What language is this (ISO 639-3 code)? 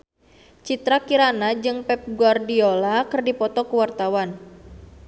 sun